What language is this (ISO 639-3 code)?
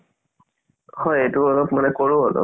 asm